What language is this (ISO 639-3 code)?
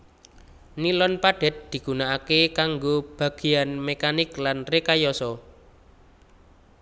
jav